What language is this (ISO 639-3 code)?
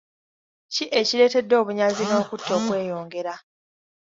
lug